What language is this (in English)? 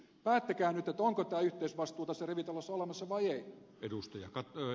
Finnish